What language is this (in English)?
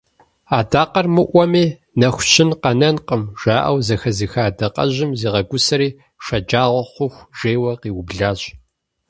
Kabardian